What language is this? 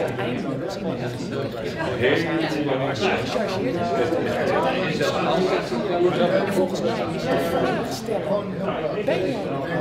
Dutch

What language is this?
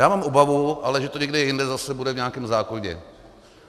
Czech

